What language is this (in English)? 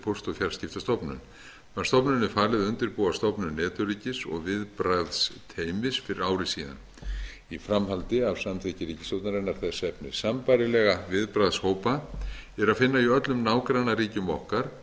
Icelandic